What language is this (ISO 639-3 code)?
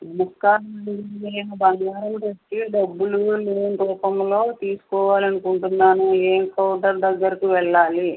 tel